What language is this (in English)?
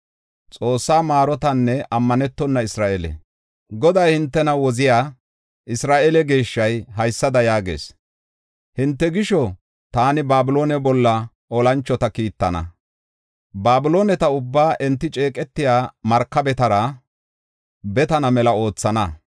Gofa